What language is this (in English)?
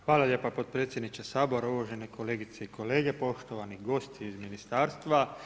Croatian